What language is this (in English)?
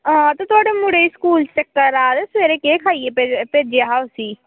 Dogri